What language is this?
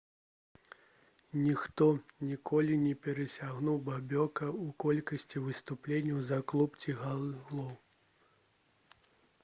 Belarusian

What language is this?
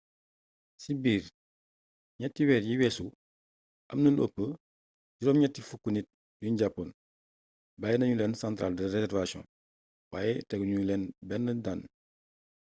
Wolof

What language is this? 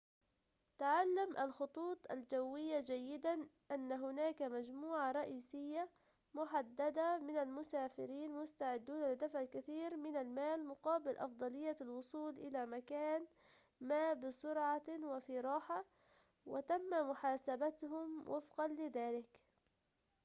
Arabic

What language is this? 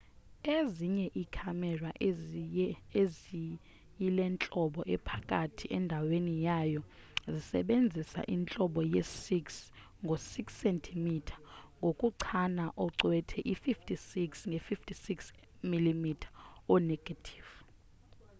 Xhosa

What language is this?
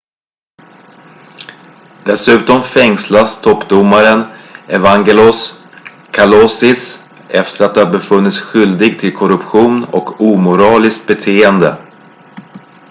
Swedish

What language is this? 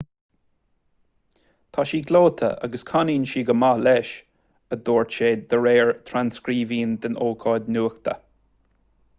Irish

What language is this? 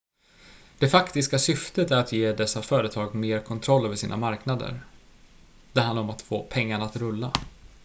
Swedish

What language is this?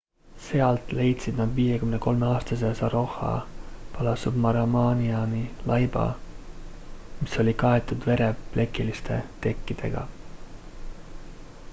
Estonian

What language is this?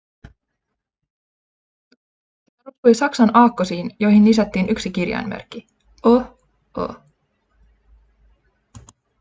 Finnish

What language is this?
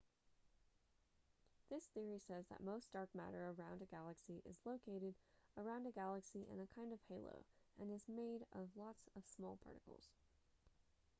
English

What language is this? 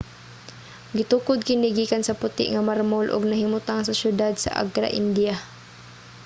Cebuano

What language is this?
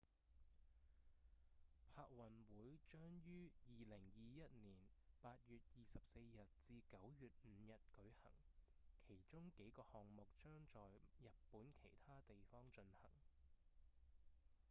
Cantonese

